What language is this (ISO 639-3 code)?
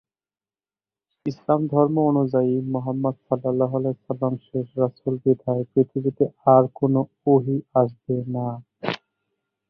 ben